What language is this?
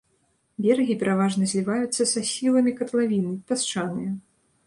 Belarusian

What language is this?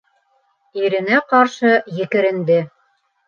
Bashkir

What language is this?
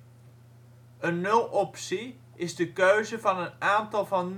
Dutch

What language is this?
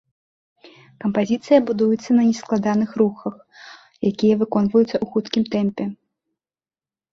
Belarusian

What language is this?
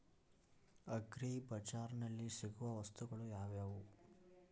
Kannada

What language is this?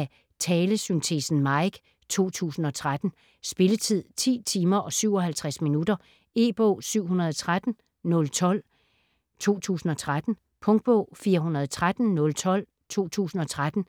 Danish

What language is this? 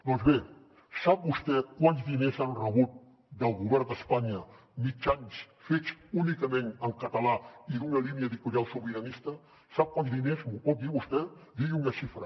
Catalan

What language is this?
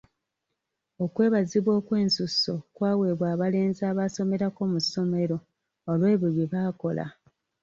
Ganda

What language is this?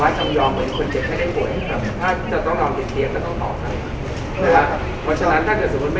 Thai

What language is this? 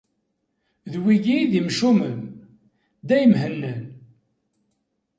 Kabyle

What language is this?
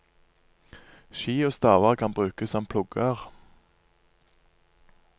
Norwegian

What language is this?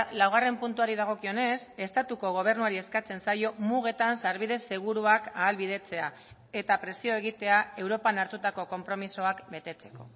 Basque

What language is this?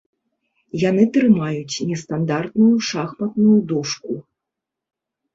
Belarusian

